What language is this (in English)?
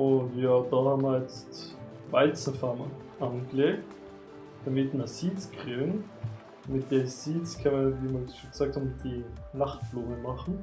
German